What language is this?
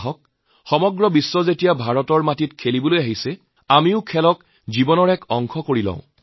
Assamese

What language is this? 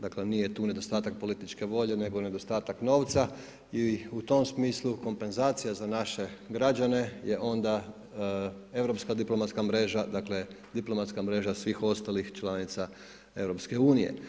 Croatian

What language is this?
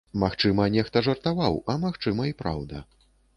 Belarusian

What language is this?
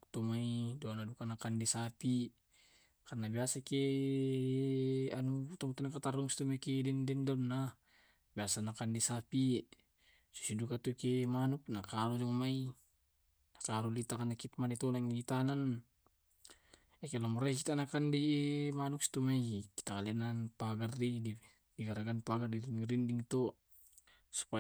Tae'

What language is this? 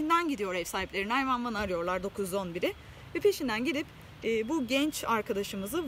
Turkish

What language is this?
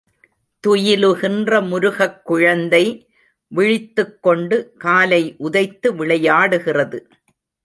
Tamil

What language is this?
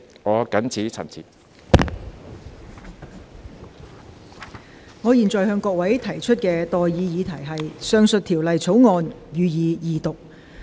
Cantonese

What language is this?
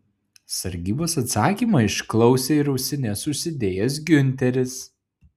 Lithuanian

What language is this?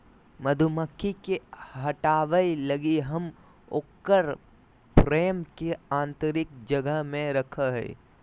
Magahi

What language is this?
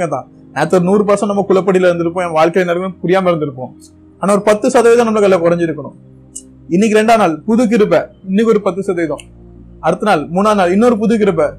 Tamil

